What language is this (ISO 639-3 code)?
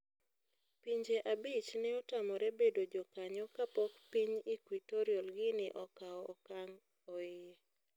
luo